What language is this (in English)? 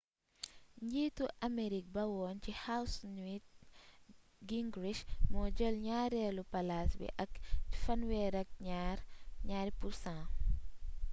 Wolof